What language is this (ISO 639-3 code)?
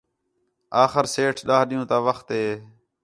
xhe